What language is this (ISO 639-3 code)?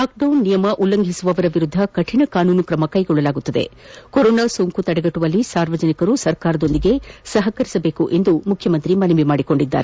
kan